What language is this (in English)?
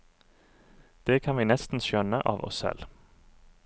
Norwegian